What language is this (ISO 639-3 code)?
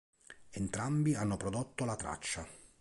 ita